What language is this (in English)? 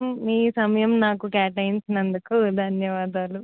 Telugu